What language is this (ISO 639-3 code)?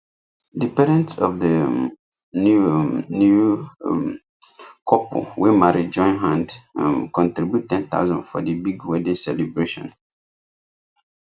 pcm